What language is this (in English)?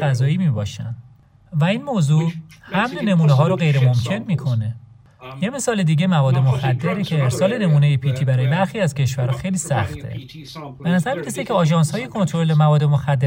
Persian